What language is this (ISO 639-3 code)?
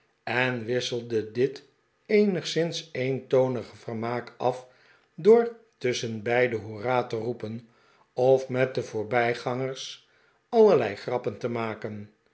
nld